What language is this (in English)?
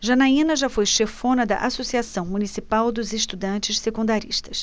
Portuguese